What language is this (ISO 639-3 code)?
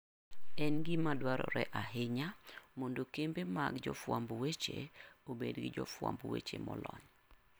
luo